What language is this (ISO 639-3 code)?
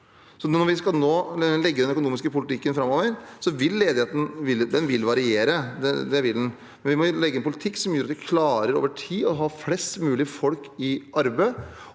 nor